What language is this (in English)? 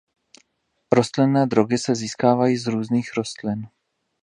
Czech